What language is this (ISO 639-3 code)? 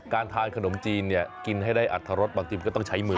tha